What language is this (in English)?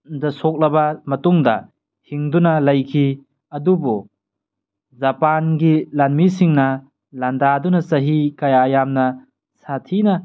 Manipuri